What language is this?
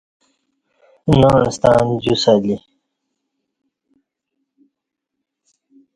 Kati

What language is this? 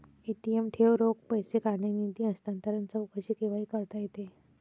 Marathi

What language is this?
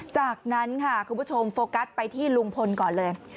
Thai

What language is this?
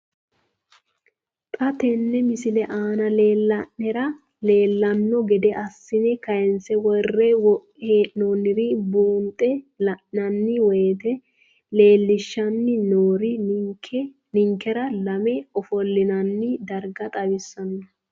Sidamo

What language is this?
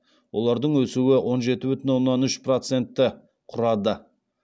Kazakh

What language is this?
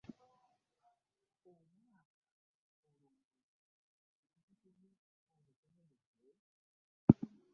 Ganda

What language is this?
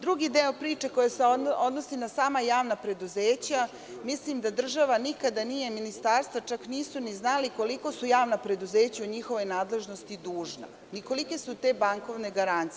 Serbian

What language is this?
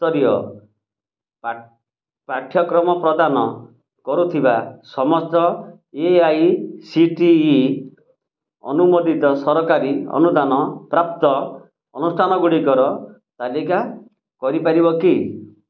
Odia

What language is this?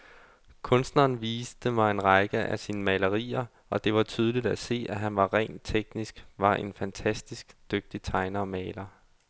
Danish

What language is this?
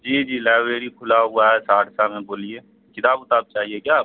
Urdu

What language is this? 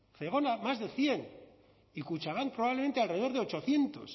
Spanish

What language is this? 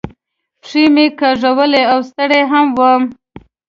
Pashto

